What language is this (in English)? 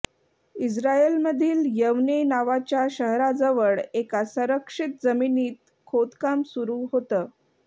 Marathi